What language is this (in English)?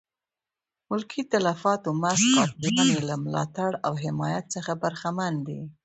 Pashto